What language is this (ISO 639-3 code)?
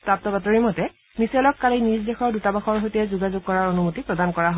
asm